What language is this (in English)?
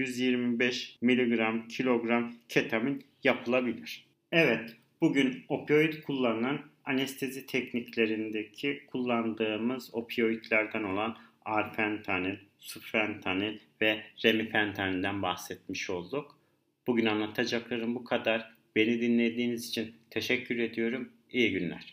Turkish